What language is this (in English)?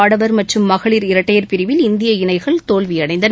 Tamil